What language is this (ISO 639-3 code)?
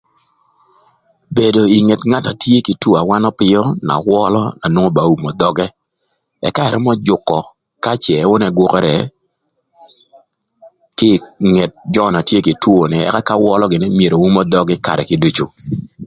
lth